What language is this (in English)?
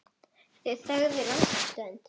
Icelandic